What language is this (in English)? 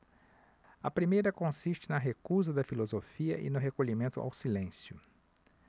Portuguese